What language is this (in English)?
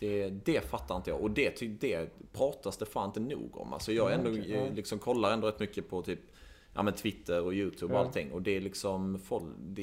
Swedish